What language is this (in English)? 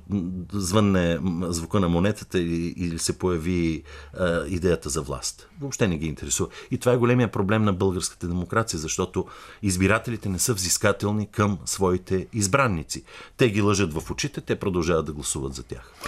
Bulgarian